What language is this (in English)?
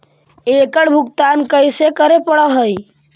Magahi